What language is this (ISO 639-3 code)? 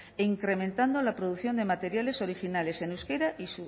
spa